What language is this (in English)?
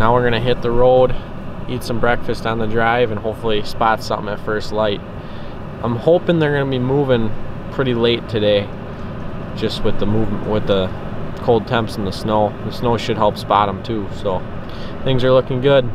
English